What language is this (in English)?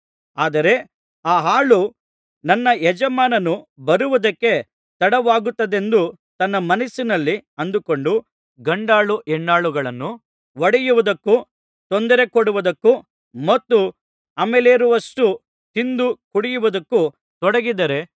Kannada